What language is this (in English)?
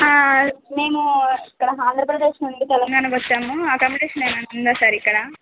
Telugu